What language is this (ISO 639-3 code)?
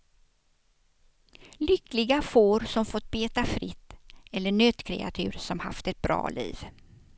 swe